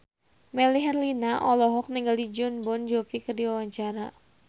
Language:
Sundanese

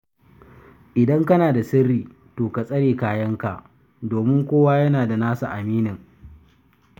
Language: Hausa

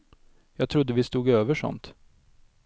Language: Swedish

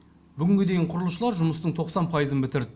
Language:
Kazakh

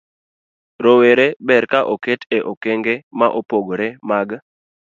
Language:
Luo (Kenya and Tanzania)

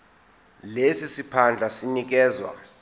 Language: Zulu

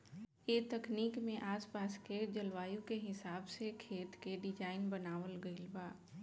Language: Bhojpuri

